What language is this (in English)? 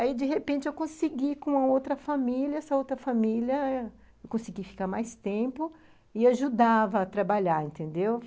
Portuguese